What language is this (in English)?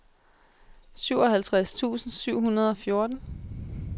Danish